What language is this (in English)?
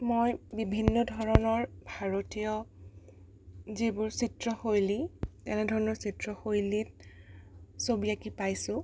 Assamese